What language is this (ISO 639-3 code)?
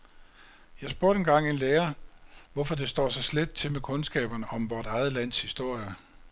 dan